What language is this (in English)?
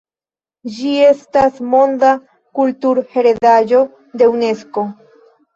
Esperanto